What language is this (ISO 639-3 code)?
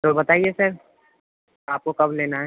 urd